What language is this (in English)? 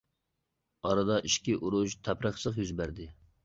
Uyghur